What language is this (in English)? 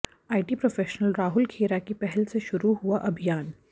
Hindi